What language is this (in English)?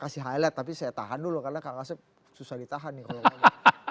Indonesian